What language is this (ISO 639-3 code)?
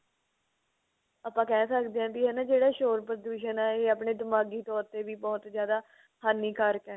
pan